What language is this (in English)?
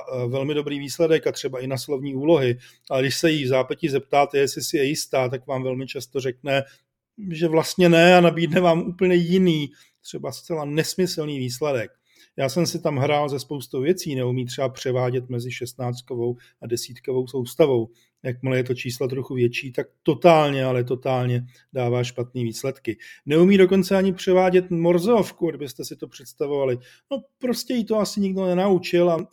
Czech